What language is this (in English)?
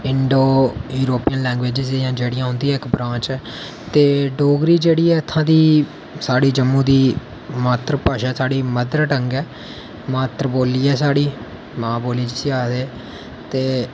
Dogri